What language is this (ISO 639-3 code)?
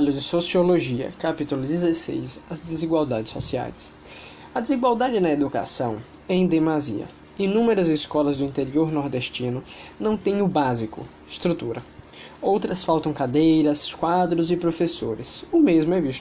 por